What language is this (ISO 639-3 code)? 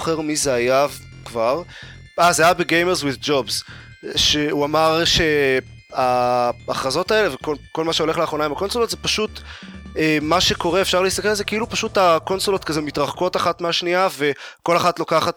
heb